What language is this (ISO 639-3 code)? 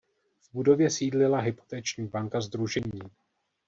ces